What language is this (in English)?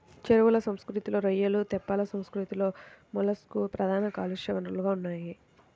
Telugu